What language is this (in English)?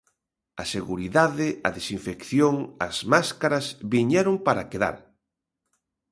Galician